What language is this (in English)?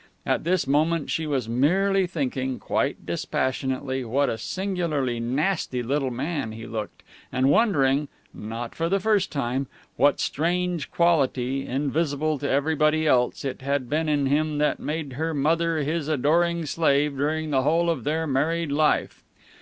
English